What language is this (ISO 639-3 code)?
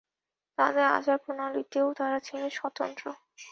ben